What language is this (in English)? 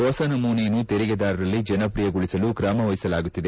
Kannada